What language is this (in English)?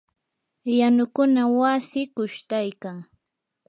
Yanahuanca Pasco Quechua